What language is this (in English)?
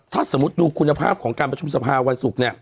Thai